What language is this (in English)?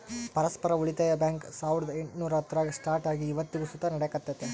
Kannada